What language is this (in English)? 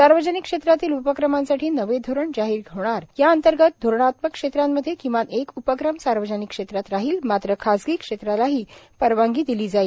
Marathi